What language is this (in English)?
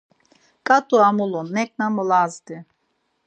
Laz